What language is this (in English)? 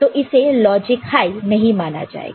Hindi